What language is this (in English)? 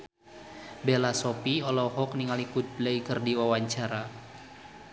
Sundanese